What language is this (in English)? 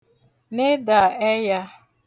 Igbo